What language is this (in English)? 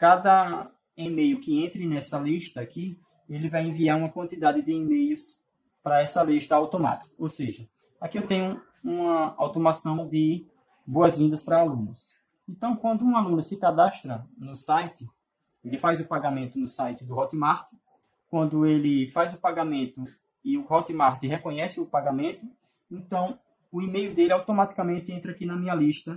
Portuguese